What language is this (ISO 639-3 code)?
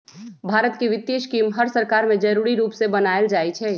mag